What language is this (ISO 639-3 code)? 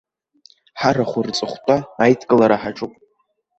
abk